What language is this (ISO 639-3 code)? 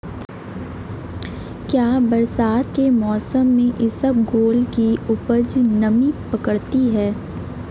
hin